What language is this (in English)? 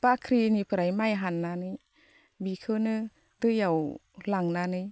Bodo